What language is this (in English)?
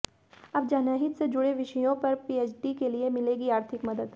Hindi